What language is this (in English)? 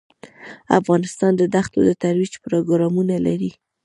Pashto